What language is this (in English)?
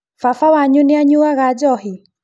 Kikuyu